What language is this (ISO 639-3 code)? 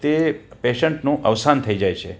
guj